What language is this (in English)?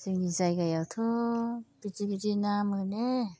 Bodo